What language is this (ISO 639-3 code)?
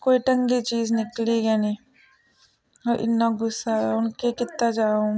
doi